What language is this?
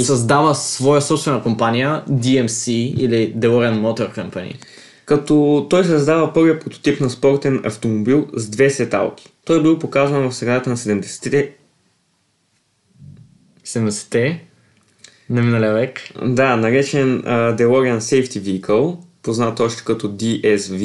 Bulgarian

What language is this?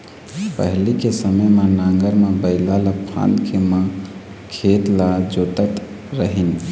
Chhattisgarhi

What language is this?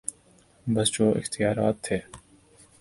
Urdu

